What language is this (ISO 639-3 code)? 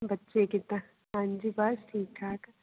pan